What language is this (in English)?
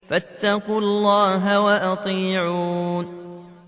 Arabic